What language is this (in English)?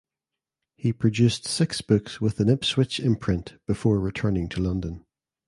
English